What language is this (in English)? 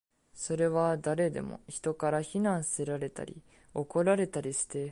Japanese